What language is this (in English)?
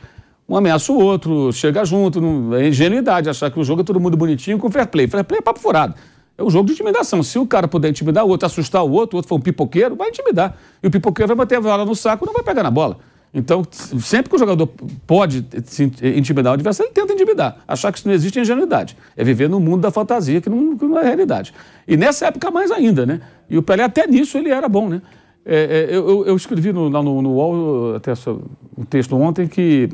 Portuguese